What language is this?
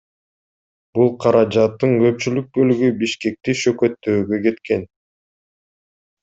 Kyrgyz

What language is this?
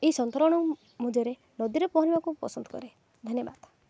Odia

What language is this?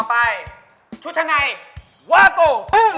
Thai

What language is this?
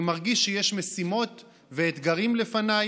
Hebrew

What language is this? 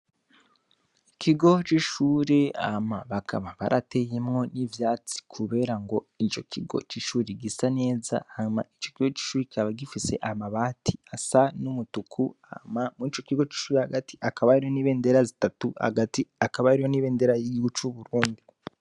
Rundi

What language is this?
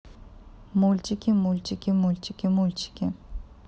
Russian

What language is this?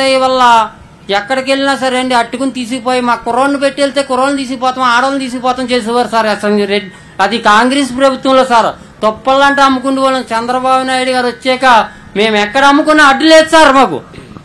Hindi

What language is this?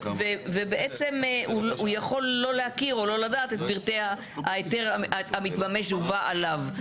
Hebrew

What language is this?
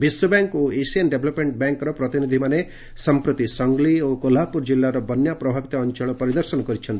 Odia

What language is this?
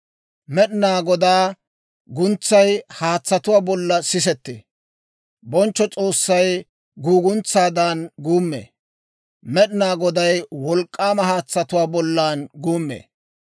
Dawro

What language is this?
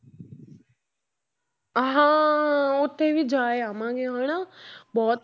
Punjabi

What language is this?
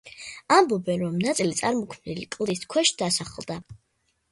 Georgian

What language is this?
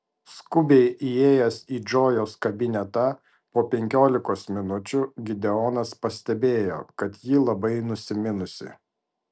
Lithuanian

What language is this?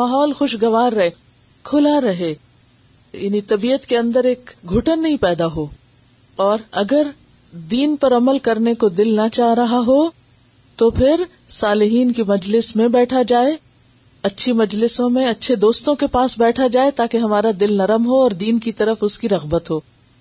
Urdu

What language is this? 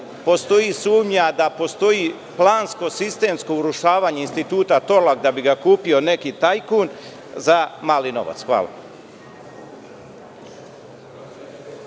Serbian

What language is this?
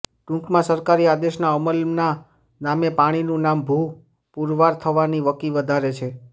Gujarati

